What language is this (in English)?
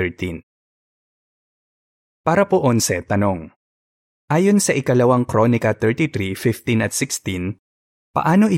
Filipino